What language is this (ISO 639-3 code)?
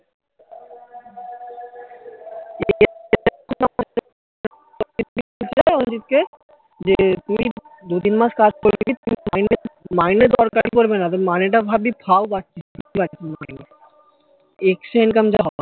ben